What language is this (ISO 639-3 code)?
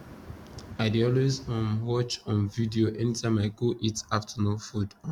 pcm